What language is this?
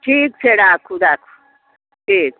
Maithili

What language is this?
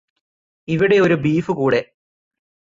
Malayalam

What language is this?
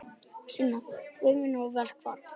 Icelandic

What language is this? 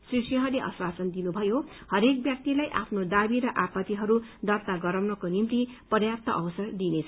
Nepali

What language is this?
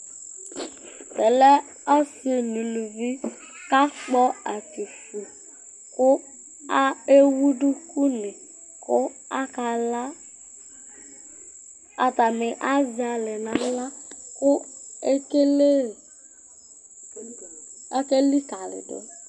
Ikposo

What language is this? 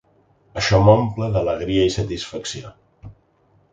Catalan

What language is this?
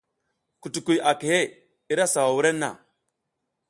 South Giziga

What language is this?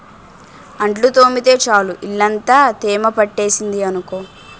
Telugu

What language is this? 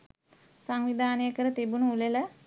Sinhala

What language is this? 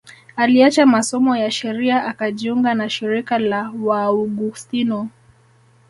Swahili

